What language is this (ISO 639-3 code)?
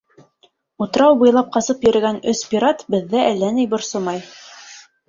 bak